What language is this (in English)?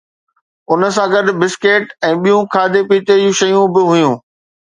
Sindhi